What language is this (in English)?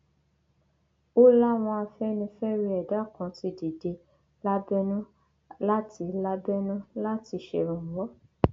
Yoruba